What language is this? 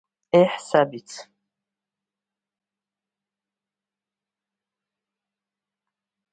Abkhazian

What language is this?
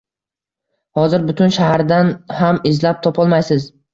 Uzbek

